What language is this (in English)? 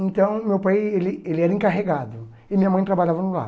Portuguese